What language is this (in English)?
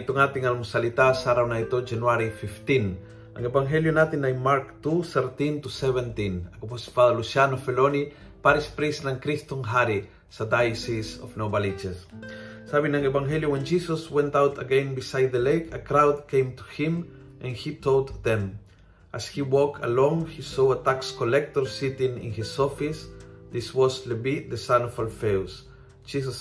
Filipino